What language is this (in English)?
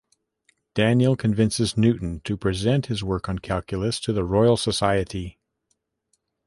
English